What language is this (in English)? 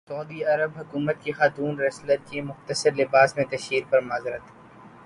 Urdu